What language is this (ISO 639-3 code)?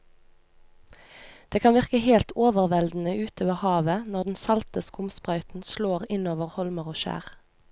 nor